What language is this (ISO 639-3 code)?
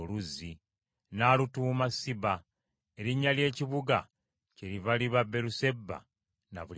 lug